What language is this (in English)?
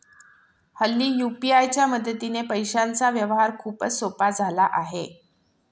Marathi